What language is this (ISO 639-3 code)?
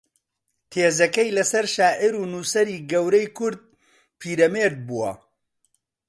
ckb